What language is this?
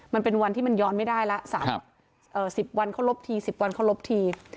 Thai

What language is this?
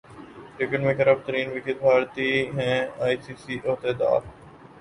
Urdu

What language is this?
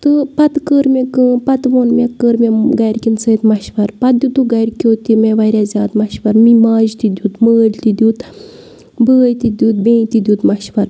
Kashmiri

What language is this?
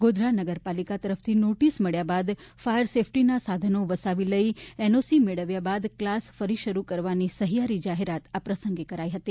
Gujarati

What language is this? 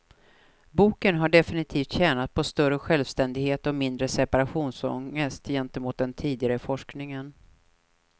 Swedish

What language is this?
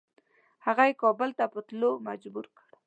Pashto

